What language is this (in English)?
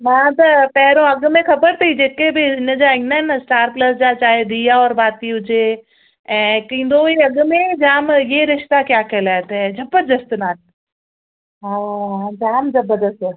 Sindhi